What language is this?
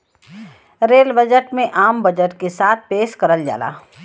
Bhojpuri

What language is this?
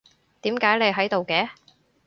Cantonese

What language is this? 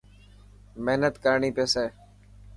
Dhatki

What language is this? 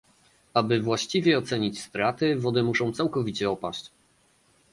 Polish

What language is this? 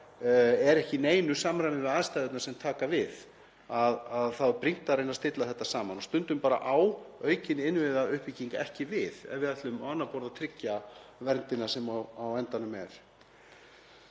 Icelandic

